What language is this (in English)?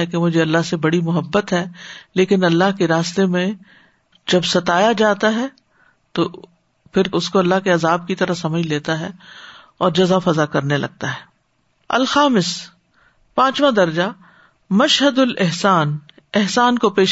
Urdu